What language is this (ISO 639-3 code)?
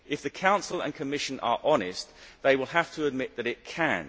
eng